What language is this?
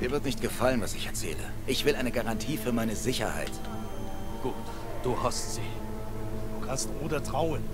German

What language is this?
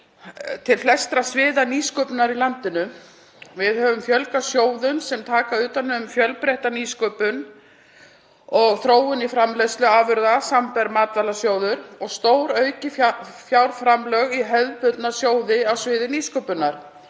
Icelandic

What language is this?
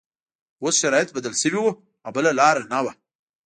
Pashto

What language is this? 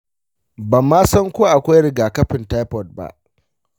Hausa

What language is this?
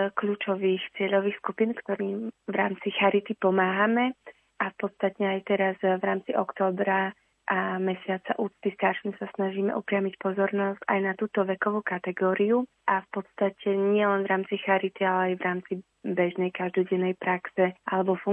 Slovak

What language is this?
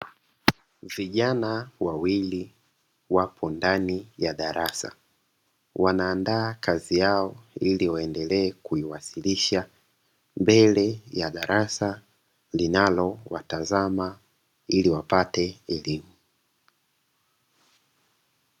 Swahili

